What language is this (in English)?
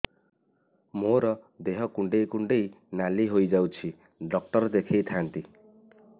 Odia